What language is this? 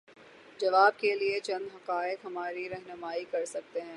Urdu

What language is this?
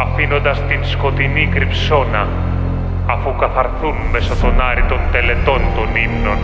Greek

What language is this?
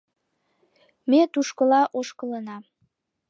Mari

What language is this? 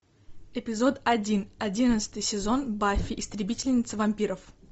Russian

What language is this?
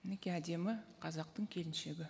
Kazakh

